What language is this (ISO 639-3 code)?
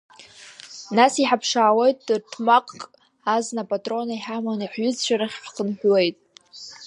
abk